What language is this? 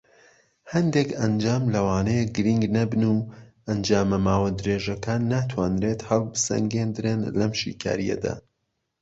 Central Kurdish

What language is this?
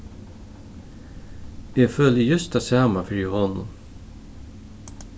Faroese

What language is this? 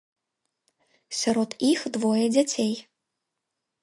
Belarusian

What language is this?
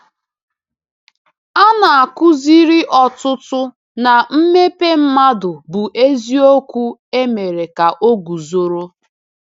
Igbo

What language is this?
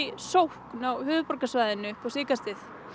Icelandic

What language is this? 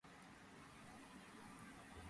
Georgian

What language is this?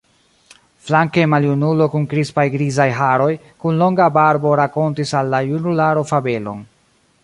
Esperanto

